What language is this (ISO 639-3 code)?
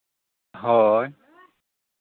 sat